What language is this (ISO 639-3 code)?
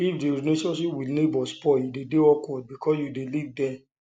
pcm